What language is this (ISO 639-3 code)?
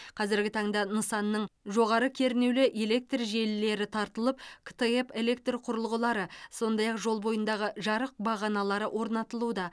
kaz